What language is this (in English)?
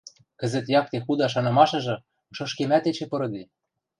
Western Mari